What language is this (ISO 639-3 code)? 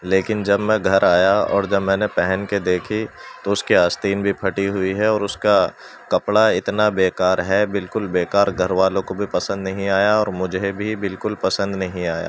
urd